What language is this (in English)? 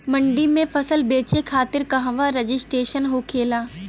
Bhojpuri